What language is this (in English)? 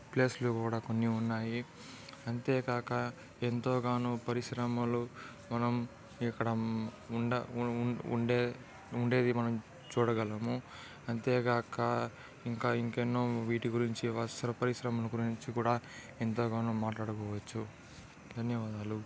Telugu